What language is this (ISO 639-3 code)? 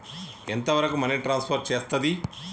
tel